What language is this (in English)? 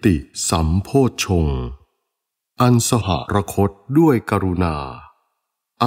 Thai